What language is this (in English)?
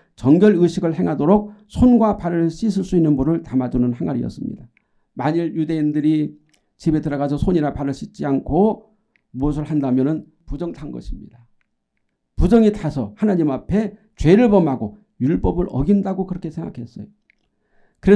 Korean